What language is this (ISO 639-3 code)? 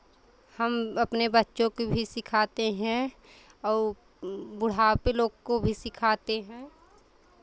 hin